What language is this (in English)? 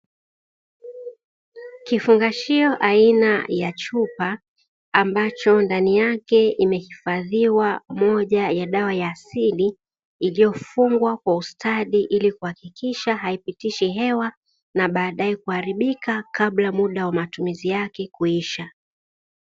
Swahili